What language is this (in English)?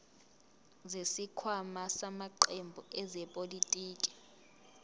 Zulu